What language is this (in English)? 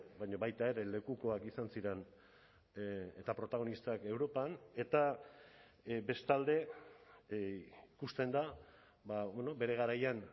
Basque